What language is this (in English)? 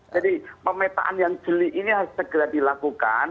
Indonesian